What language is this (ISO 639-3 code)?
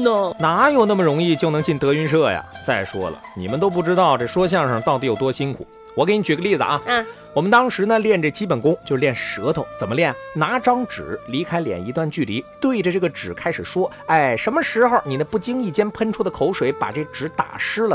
zho